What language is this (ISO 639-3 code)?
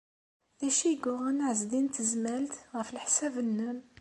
kab